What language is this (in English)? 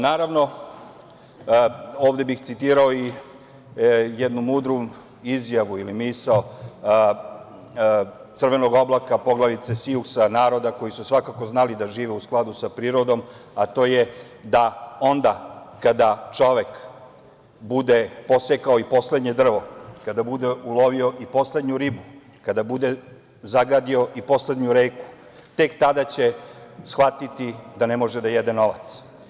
Serbian